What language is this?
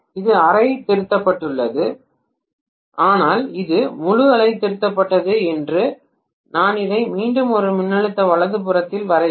Tamil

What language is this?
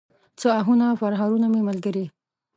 Pashto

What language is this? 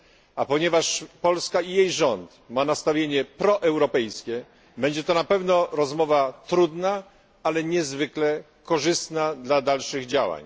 Polish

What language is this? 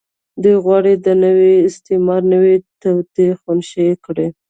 Pashto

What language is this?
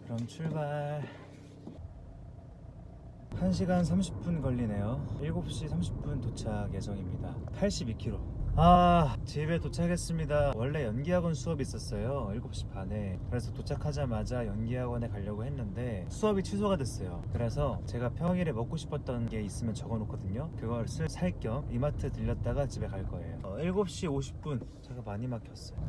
Korean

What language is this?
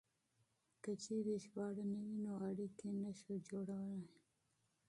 Pashto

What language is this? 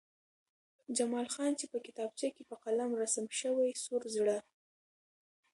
Pashto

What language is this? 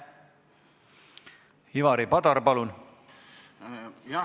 Estonian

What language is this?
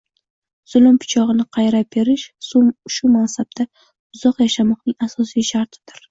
Uzbek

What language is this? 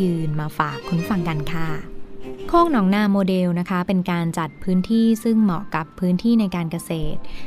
Thai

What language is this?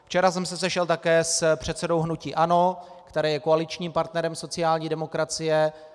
Czech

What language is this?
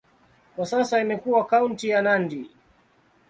Swahili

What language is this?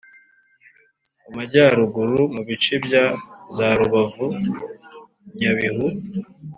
Kinyarwanda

